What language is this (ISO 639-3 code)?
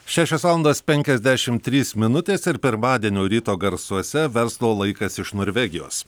lit